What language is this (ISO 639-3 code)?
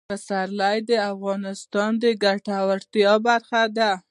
pus